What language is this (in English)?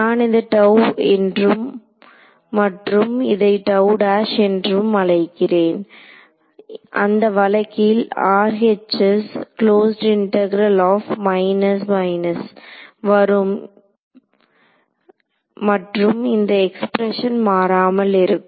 Tamil